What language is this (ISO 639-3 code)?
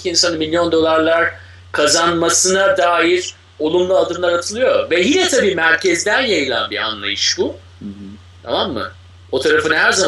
tur